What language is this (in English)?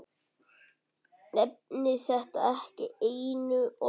Icelandic